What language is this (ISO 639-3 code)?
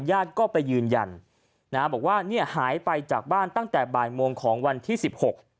tha